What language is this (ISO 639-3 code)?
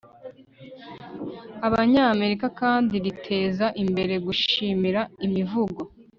kin